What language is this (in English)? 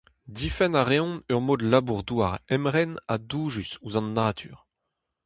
Breton